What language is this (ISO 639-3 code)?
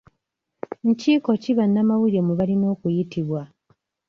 lug